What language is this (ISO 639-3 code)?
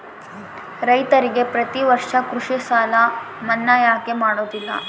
kan